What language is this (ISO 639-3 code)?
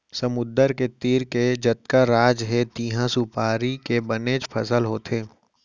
hne